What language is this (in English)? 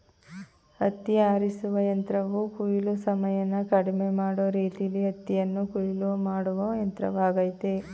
Kannada